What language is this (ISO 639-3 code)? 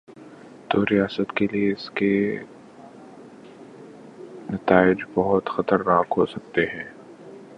urd